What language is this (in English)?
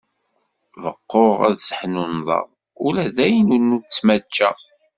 Kabyle